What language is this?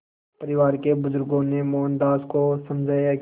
Hindi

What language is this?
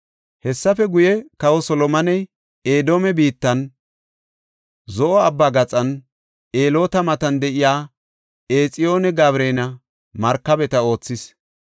Gofa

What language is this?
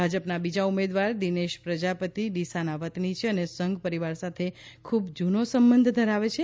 Gujarati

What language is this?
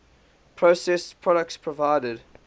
English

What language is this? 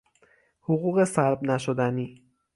Persian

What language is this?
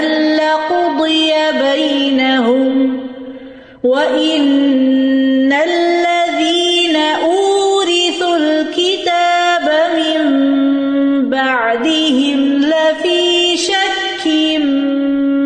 Urdu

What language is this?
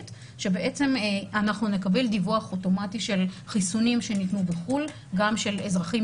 Hebrew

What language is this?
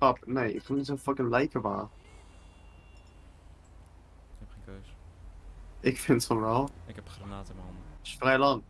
Dutch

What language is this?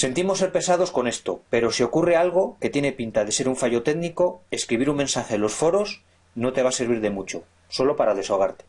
Spanish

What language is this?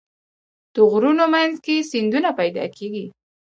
Pashto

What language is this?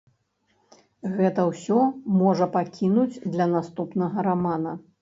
Belarusian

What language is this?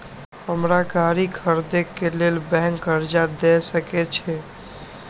Maithili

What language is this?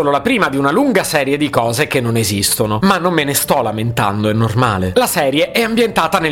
Italian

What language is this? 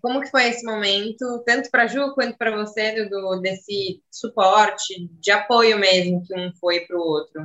Portuguese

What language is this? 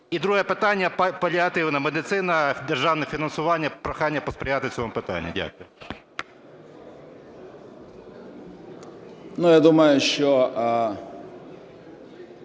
Ukrainian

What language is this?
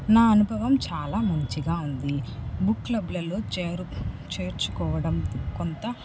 Telugu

